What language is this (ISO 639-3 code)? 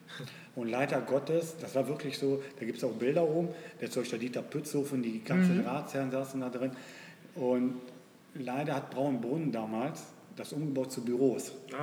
deu